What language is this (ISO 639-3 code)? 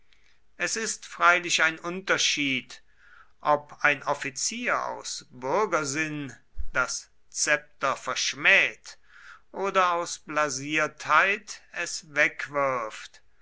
deu